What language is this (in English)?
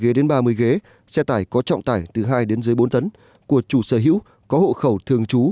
Vietnamese